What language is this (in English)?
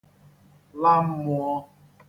Igbo